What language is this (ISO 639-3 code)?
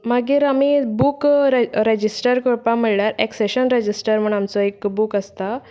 kok